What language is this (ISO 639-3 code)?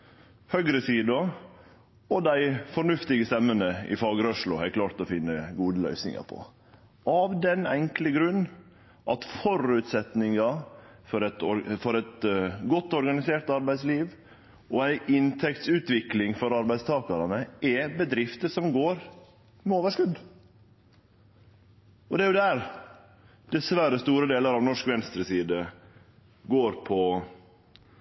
nno